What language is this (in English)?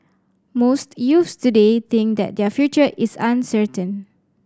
English